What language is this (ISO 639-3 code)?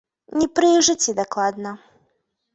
bel